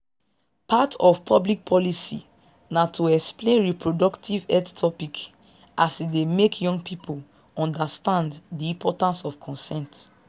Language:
Nigerian Pidgin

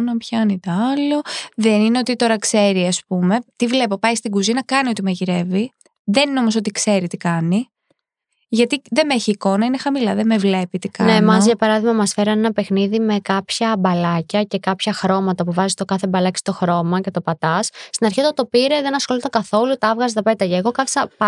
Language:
Greek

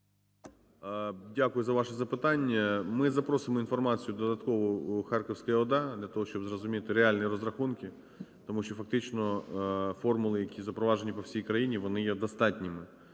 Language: Ukrainian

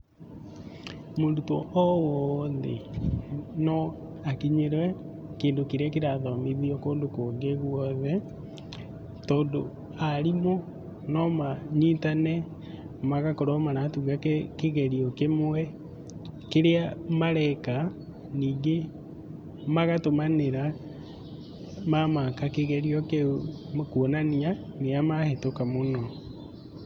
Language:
Kikuyu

